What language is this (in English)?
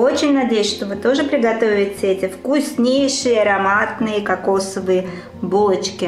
Russian